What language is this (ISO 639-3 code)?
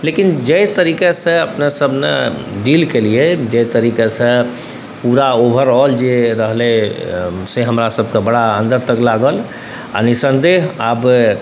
mai